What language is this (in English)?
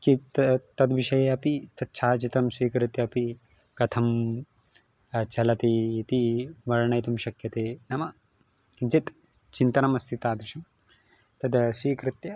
Sanskrit